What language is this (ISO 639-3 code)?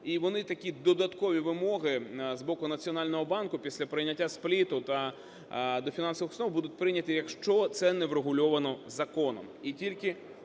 ukr